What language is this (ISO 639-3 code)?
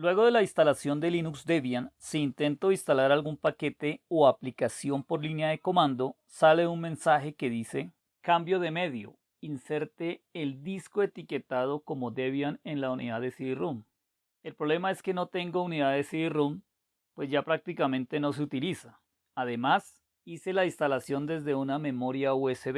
spa